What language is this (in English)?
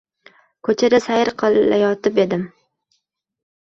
Uzbek